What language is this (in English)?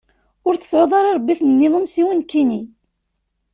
Kabyle